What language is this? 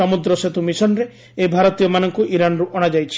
Odia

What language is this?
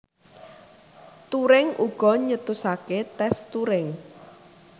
Javanese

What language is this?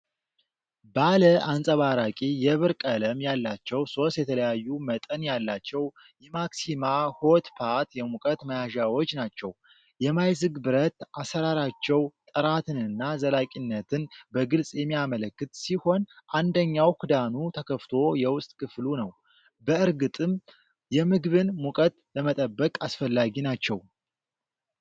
Amharic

